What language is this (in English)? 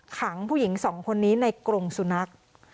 Thai